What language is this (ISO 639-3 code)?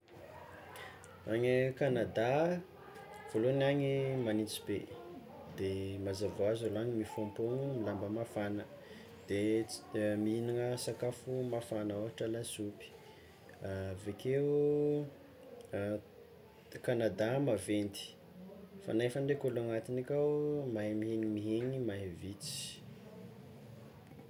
xmw